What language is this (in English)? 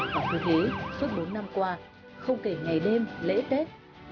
Vietnamese